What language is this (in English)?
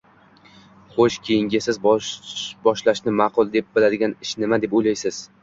Uzbek